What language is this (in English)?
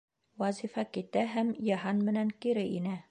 Bashkir